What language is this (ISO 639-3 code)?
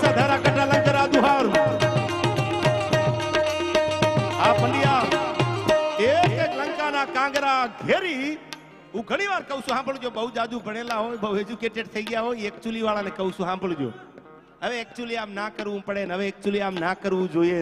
guj